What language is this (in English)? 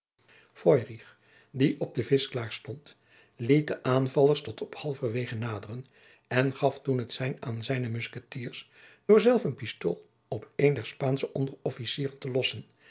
Dutch